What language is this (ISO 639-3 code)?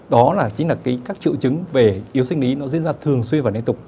vie